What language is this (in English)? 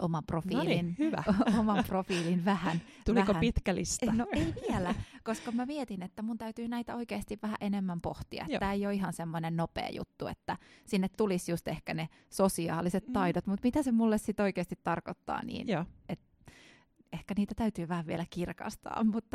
Finnish